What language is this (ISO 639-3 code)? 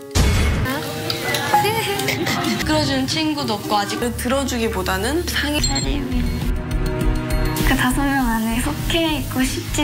kor